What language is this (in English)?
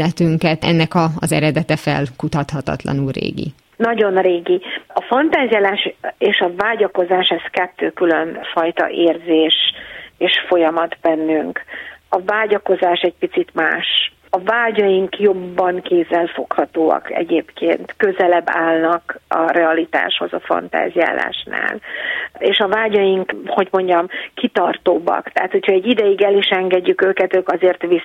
Hungarian